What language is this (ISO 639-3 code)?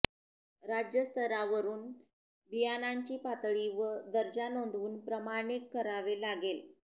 mar